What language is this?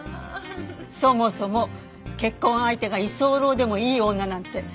Japanese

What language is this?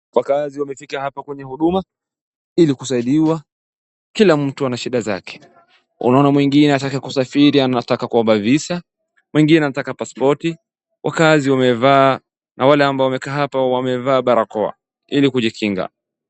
Swahili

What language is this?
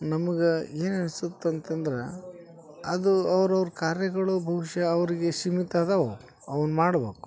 Kannada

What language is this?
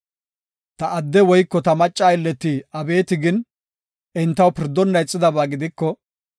Gofa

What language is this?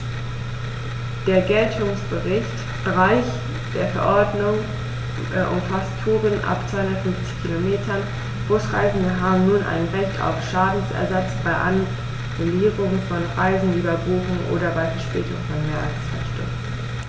German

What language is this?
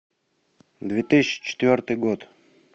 Russian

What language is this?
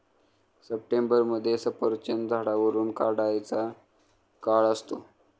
Marathi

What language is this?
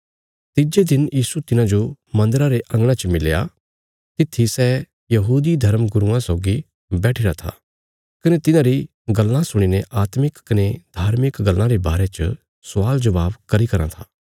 Bilaspuri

